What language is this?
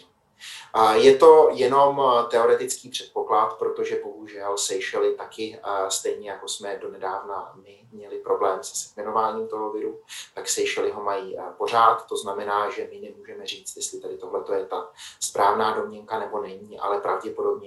Czech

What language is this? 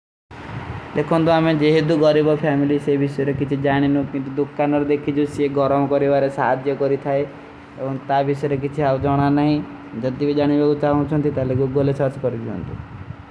Kui (India)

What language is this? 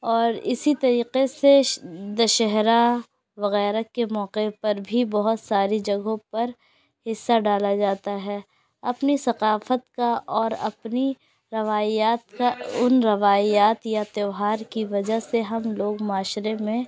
Urdu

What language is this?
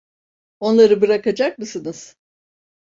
Turkish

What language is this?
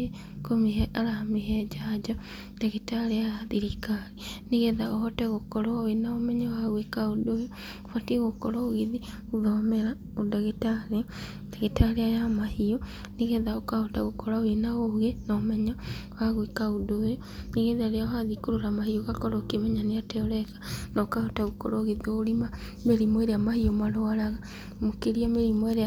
Kikuyu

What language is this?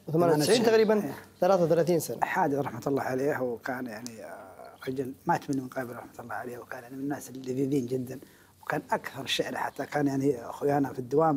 Arabic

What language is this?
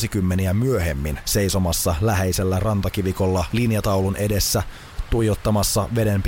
Finnish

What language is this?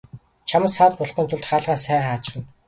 Mongolian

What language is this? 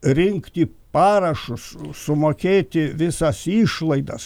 Lithuanian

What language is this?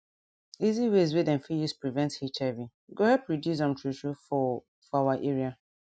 Nigerian Pidgin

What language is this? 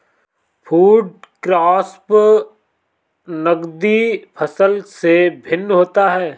Hindi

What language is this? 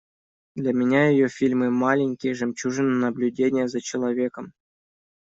Russian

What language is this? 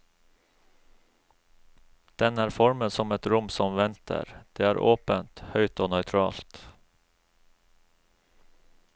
Norwegian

